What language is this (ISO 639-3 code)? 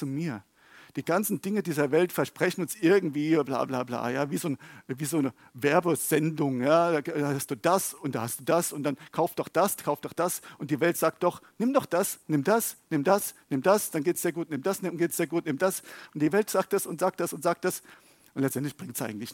deu